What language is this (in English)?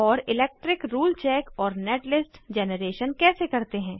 Hindi